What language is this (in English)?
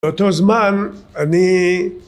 Hebrew